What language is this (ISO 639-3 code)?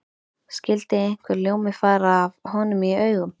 isl